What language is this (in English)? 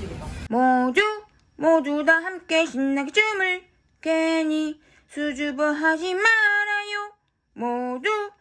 Korean